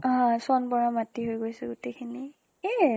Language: Assamese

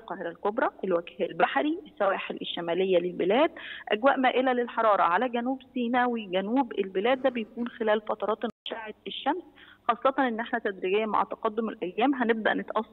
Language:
Arabic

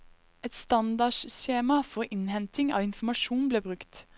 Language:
Norwegian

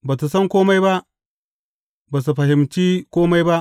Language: Hausa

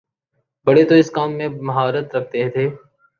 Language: Urdu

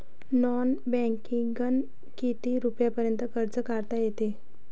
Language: Marathi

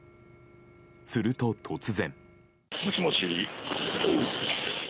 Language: Japanese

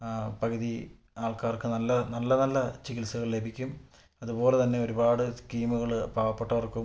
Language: Malayalam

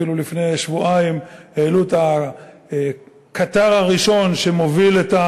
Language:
Hebrew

